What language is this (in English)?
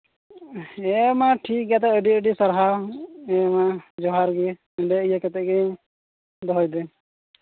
Santali